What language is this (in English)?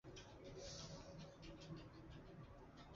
Chinese